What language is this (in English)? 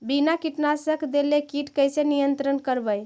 Magahi